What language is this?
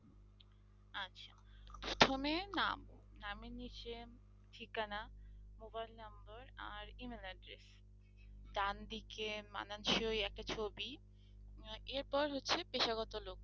Bangla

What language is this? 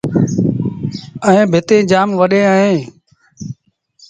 Sindhi Bhil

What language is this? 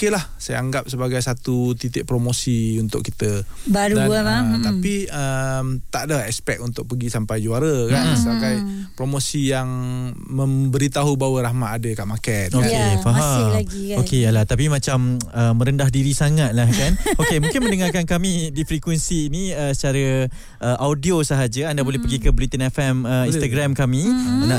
Malay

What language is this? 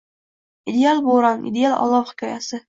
Uzbek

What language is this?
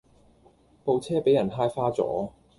Cantonese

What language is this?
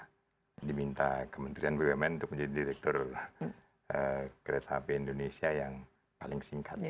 Indonesian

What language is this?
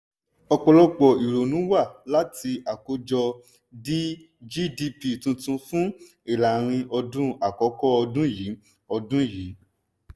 Yoruba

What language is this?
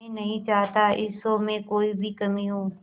Hindi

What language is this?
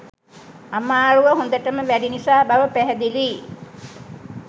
Sinhala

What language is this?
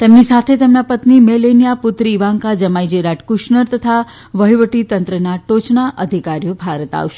Gujarati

